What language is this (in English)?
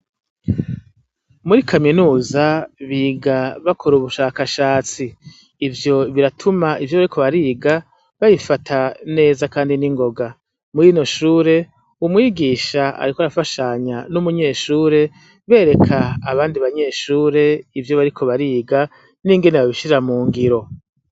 Rundi